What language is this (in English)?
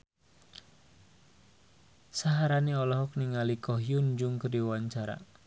Sundanese